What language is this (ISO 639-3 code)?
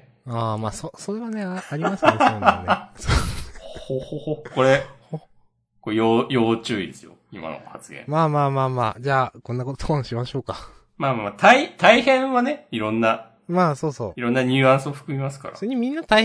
jpn